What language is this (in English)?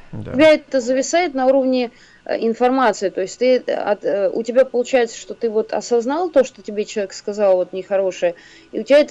Russian